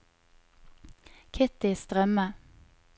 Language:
Norwegian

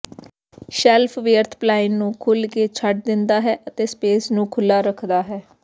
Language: Punjabi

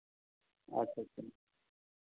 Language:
Santali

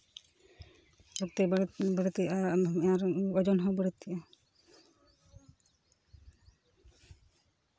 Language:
Santali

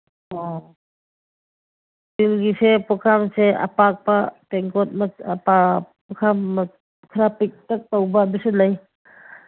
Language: Manipuri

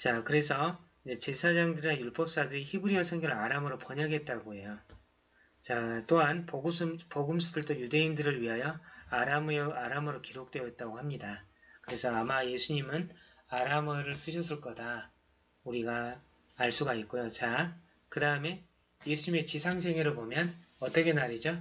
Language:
Korean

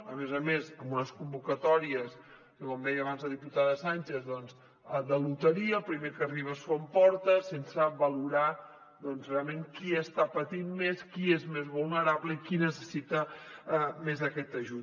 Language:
Catalan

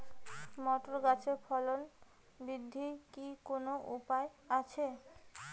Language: Bangla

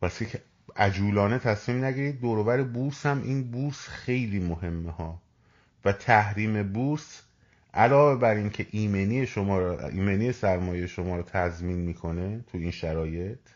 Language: Persian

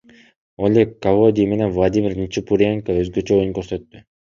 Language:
Kyrgyz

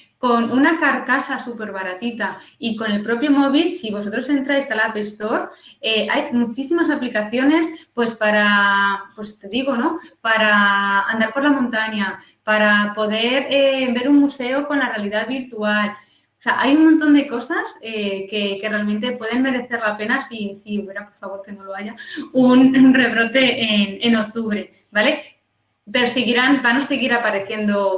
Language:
Spanish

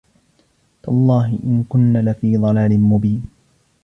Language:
Arabic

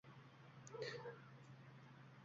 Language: Uzbek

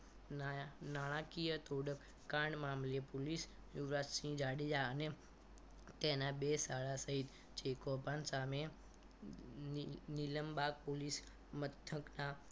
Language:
Gujarati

